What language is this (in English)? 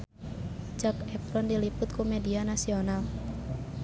Sundanese